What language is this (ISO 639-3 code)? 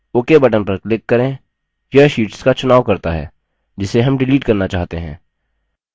hin